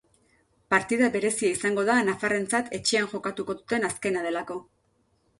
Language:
Basque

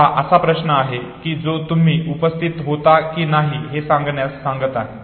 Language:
Marathi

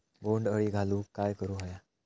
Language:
Marathi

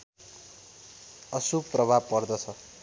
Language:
Nepali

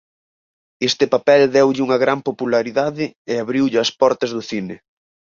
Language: Galician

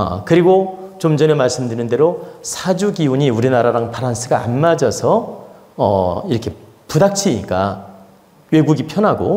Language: Korean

